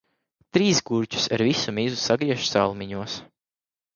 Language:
Latvian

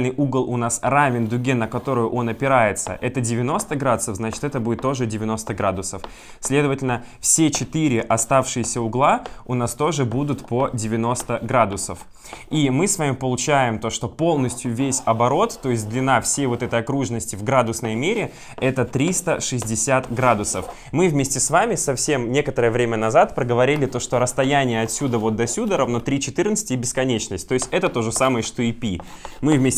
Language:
Russian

